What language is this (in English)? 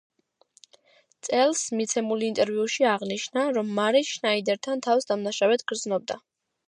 Georgian